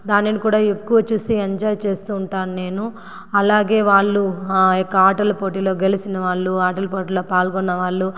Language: Telugu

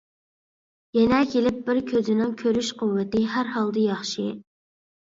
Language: Uyghur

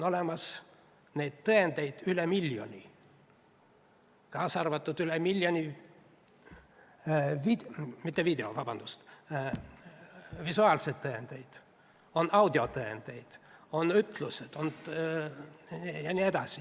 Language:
Estonian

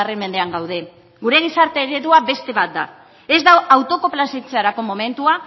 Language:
Basque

